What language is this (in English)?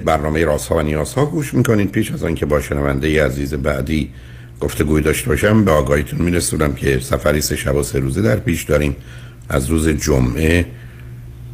Persian